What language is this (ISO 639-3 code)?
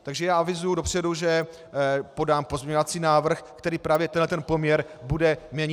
ces